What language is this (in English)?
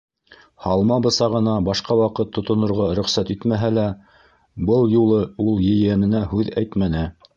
Bashkir